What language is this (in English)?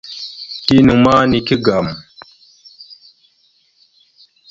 Mada (Cameroon)